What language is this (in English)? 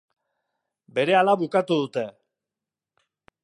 Basque